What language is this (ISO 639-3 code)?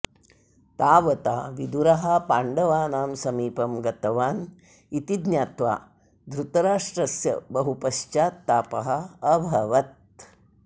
san